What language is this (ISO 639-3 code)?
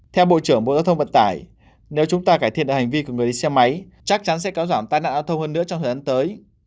vie